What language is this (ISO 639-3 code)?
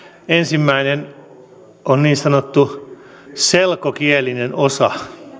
fin